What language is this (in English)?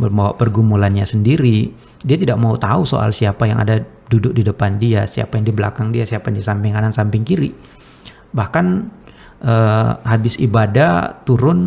Indonesian